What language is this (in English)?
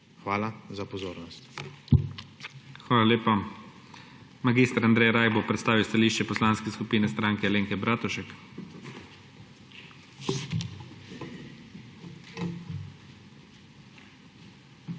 Slovenian